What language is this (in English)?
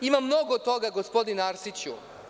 Serbian